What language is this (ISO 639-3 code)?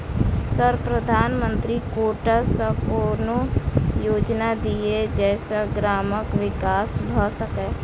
mai